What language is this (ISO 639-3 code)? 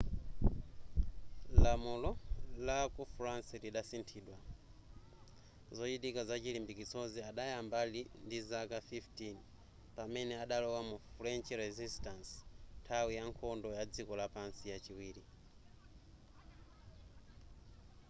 nya